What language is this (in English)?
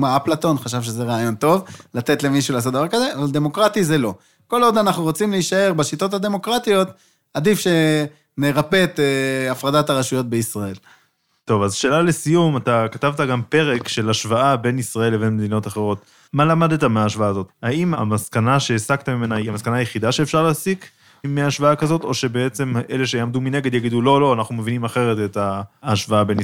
Hebrew